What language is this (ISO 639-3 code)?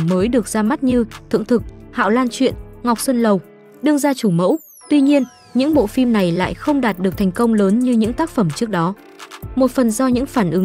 vie